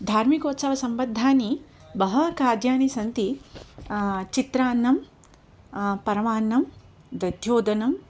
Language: Sanskrit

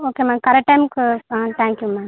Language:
Tamil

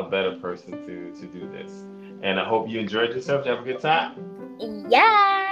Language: English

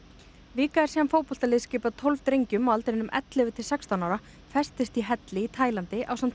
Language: Icelandic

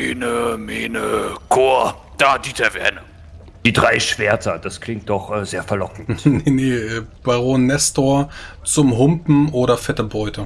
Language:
German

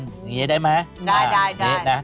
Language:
Thai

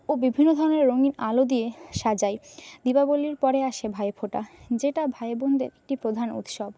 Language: Bangla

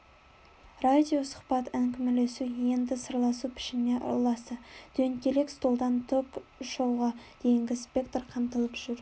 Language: Kazakh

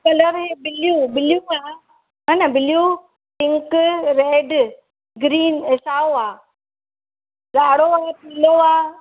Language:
Sindhi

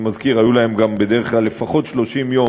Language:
Hebrew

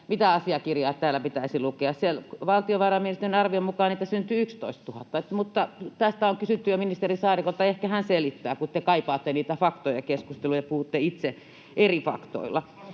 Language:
Finnish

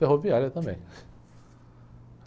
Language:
Portuguese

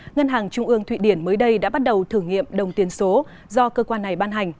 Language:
Vietnamese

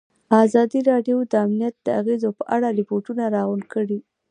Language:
Pashto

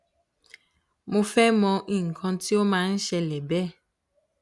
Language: Yoruba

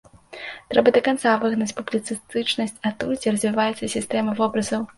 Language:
Belarusian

